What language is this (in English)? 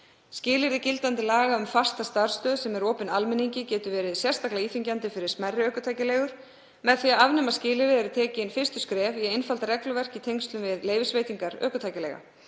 Icelandic